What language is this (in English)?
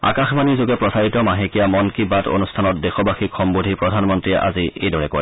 Assamese